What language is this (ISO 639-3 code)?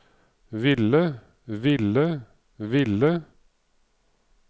nor